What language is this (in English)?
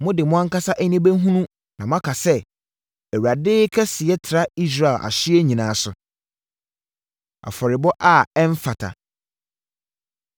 Akan